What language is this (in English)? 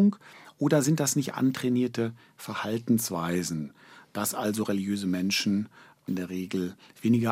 German